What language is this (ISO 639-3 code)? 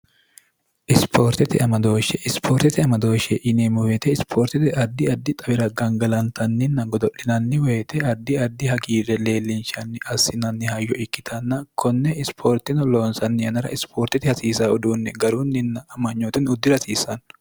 sid